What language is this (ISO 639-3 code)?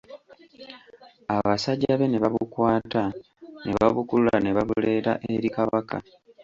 lug